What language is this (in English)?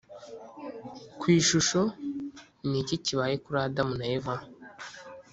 Kinyarwanda